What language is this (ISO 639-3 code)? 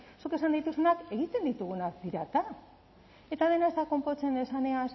eus